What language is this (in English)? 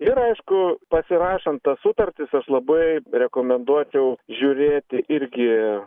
Lithuanian